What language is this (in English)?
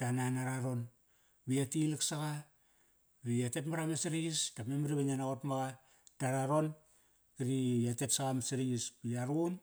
Kairak